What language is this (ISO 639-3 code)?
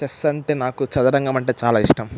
tel